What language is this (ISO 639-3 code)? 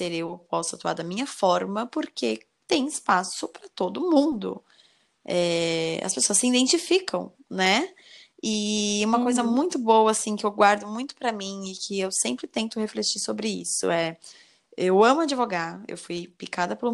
por